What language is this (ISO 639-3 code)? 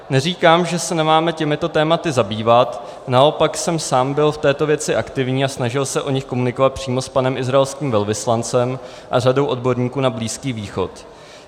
ces